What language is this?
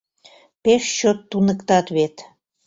Mari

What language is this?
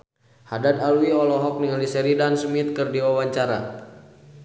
Sundanese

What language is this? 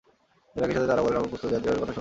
Bangla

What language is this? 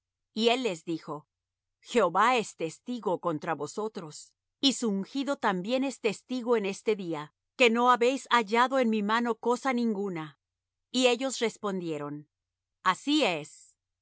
Spanish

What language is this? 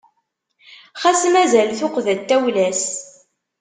Kabyle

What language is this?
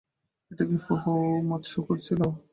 Bangla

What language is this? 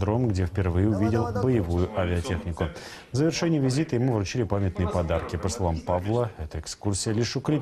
Russian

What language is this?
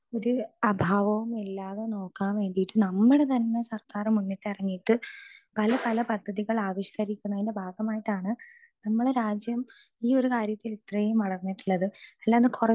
Malayalam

